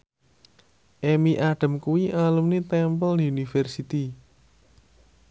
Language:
Javanese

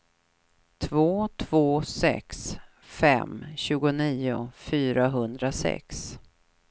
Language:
Swedish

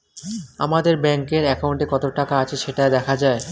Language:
Bangla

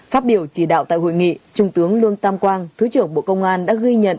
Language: Vietnamese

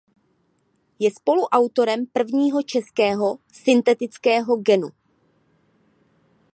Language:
Czech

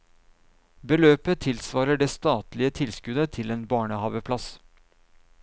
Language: Norwegian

